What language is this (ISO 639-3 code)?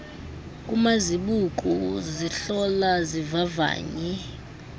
xho